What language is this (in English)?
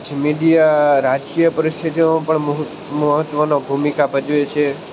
Gujarati